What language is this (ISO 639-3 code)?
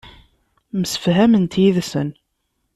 kab